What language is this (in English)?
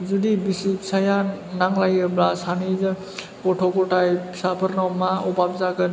Bodo